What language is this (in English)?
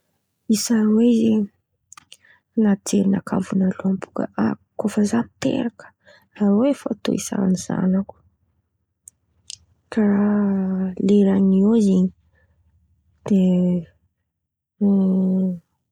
Antankarana Malagasy